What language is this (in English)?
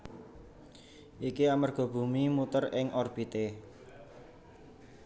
Javanese